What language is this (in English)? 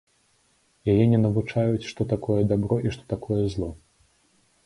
Belarusian